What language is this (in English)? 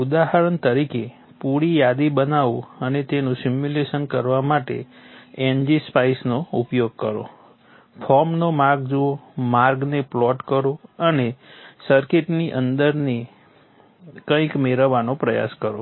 Gujarati